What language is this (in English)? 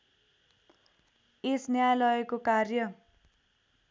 Nepali